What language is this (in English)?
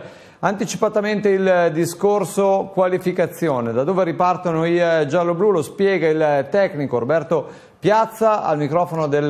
Italian